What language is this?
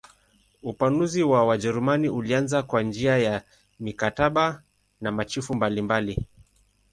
Swahili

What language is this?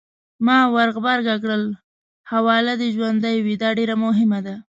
Pashto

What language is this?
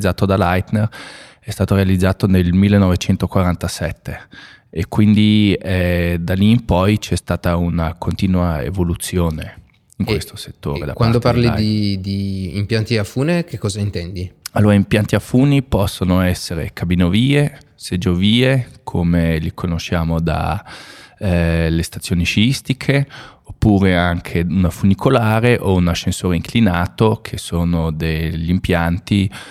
Italian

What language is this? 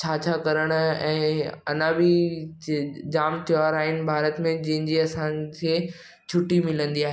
Sindhi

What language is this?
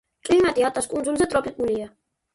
Georgian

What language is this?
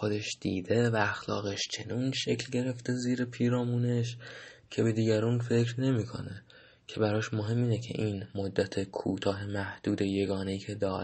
Persian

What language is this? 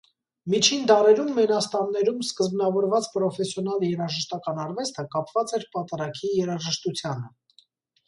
Armenian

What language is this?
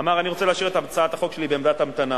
Hebrew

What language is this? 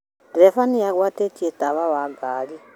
Kikuyu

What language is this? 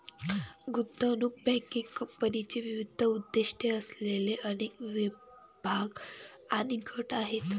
Marathi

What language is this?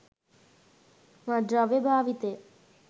Sinhala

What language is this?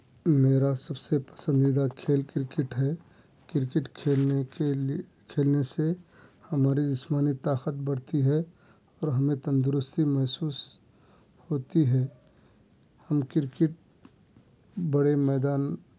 Urdu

